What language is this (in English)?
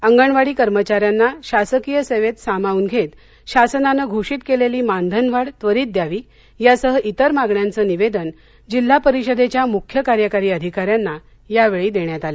Marathi